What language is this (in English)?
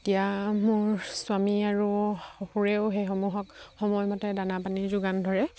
Assamese